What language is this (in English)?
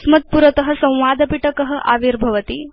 Sanskrit